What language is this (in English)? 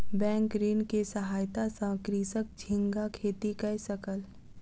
Maithili